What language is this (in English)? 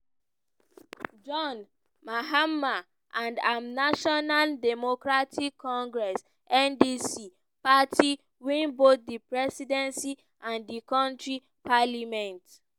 Nigerian Pidgin